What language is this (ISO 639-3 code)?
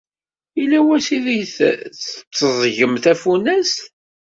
kab